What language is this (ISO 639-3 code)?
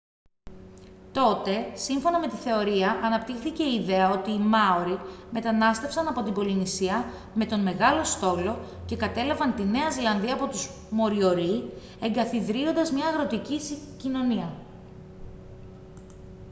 ell